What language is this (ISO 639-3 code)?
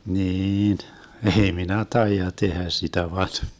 fin